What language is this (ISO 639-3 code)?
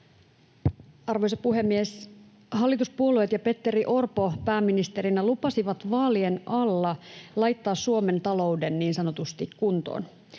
fin